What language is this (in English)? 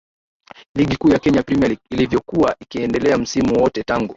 Swahili